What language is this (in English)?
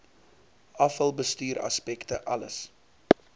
Afrikaans